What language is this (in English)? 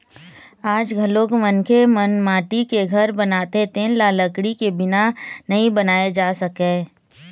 Chhattisgarhi